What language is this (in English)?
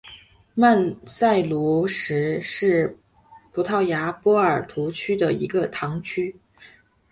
Chinese